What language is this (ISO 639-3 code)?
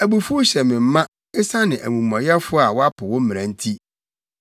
aka